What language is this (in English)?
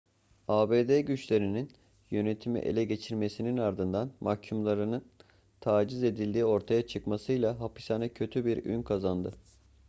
Turkish